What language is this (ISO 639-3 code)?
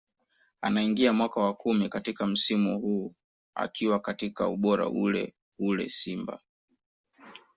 swa